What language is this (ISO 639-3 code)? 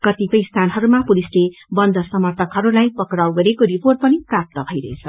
nep